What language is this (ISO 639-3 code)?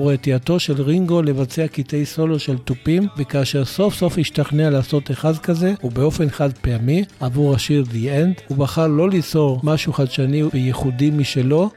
heb